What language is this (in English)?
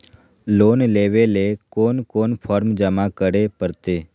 Magahi